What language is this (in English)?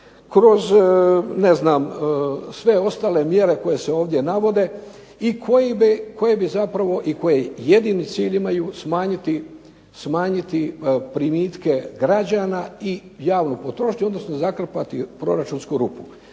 Croatian